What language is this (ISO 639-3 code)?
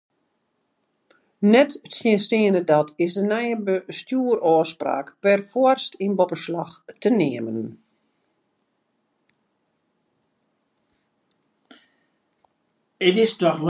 fry